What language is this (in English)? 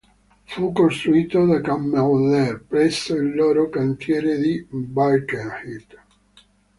Italian